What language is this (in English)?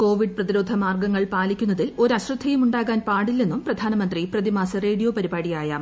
Malayalam